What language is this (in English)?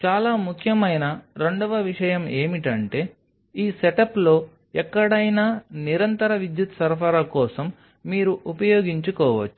Telugu